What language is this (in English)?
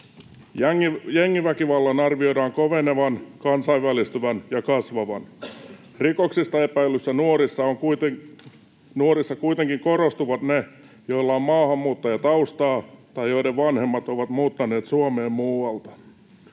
Finnish